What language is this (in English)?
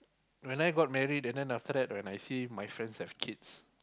English